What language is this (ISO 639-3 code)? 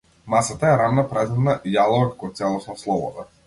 mkd